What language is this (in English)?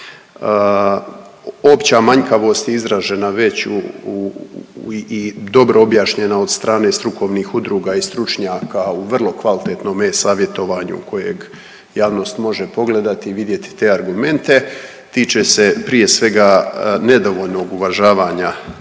Croatian